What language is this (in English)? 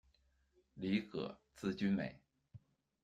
Chinese